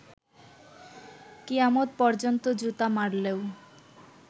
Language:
Bangla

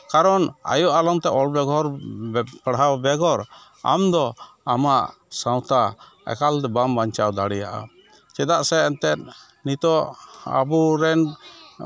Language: Santali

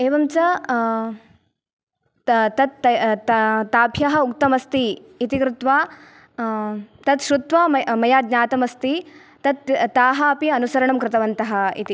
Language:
Sanskrit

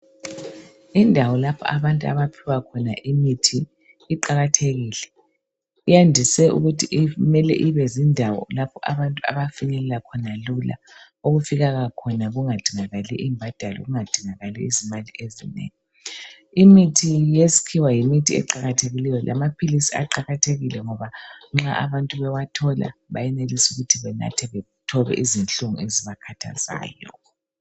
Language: North Ndebele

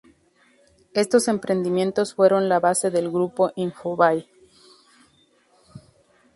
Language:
Spanish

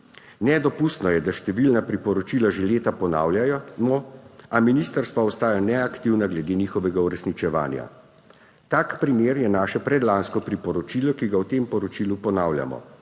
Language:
Slovenian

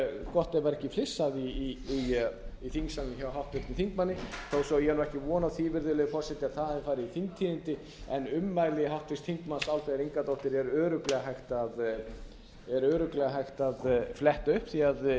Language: Icelandic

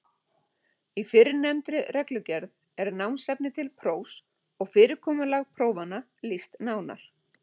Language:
Icelandic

